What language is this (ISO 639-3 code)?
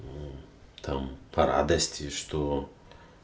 rus